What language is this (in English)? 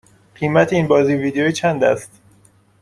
Persian